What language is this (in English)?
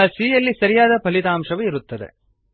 Kannada